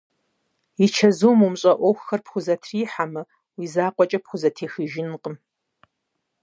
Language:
Kabardian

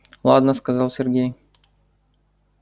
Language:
Russian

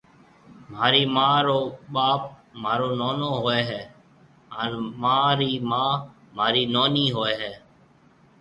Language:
Marwari (Pakistan)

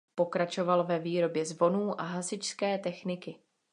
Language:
Czech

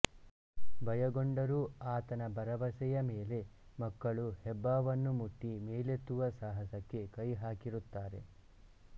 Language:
Kannada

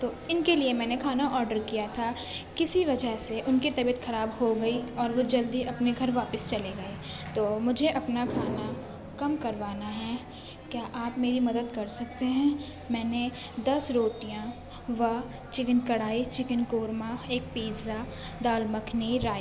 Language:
Urdu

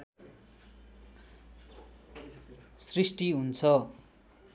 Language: Nepali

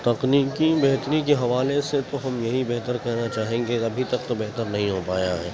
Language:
Urdu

